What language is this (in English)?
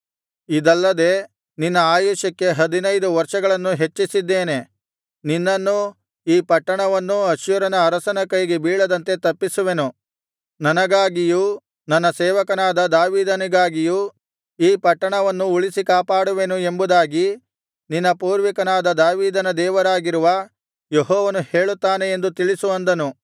Kannada